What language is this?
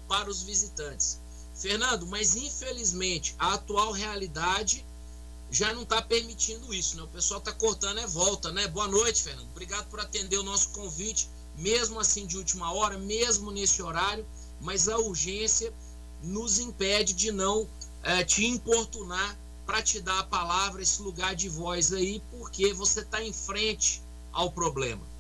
Portuguese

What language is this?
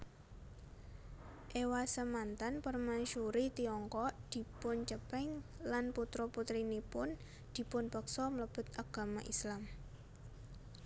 Javanese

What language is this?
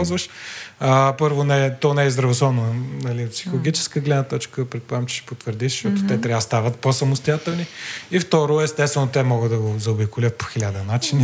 Bulgarian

